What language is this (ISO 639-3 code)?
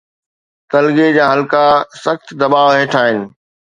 snd